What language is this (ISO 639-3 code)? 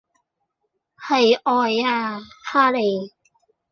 yue